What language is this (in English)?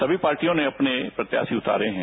Hindi